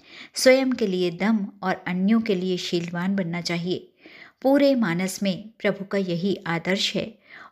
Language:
Hindi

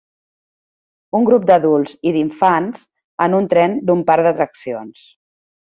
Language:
Catalan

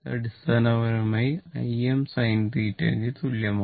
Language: Malayalam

